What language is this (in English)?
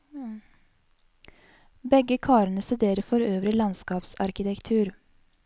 Norwegian